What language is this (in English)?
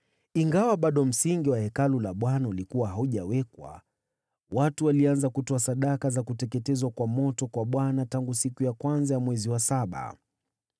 Swahili